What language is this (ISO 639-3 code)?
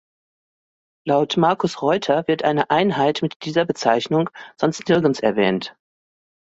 deu